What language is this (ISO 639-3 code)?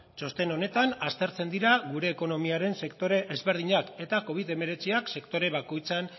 eus